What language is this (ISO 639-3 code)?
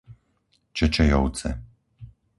slk